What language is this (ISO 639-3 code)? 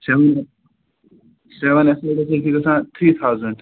kas